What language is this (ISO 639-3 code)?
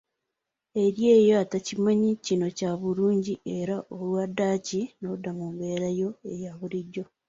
lug